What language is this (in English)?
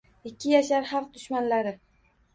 Uzbek